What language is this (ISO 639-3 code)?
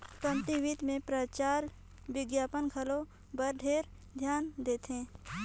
hne